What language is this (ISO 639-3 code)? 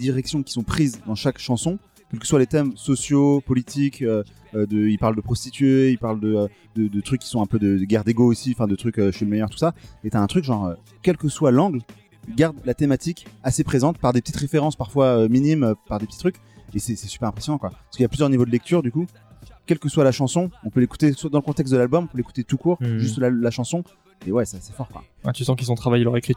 fra